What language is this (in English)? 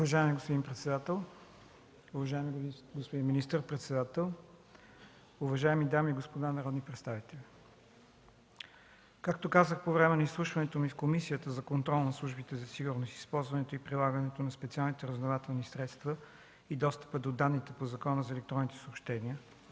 Bulgarian